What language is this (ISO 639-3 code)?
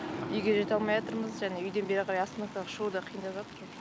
kaz